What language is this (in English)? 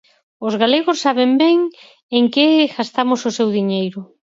Galician